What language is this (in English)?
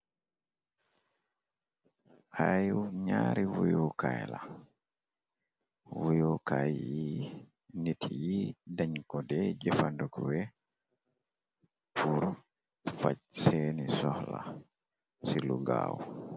Wolof